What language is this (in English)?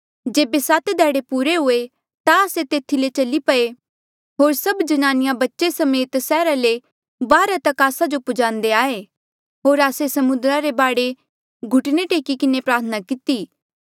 Mandeali